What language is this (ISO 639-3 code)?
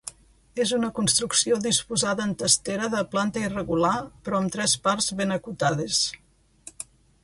cat